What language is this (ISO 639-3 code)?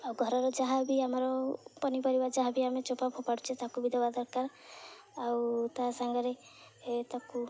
ori